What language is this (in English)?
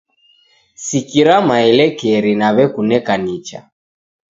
Taita